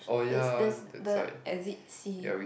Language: English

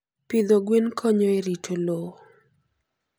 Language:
Luo (Kenya and Tanzania)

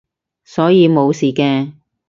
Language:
Cantonese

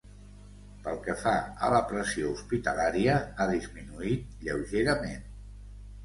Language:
Catalan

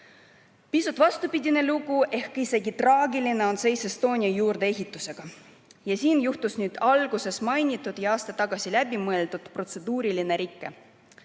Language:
Estonian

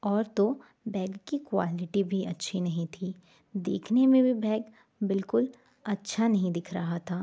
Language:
Hindi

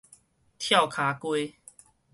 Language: Min Nan Chinese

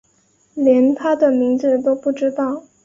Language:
Chinese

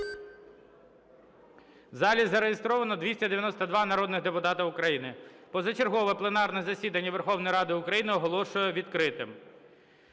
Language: Ukrainian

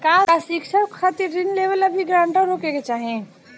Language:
Bhojpuri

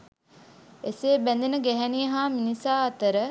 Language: Sinhala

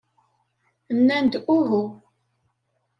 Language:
Kabyle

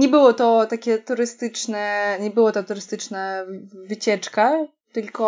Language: Polish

